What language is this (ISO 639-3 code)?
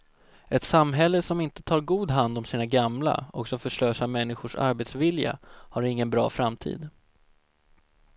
swe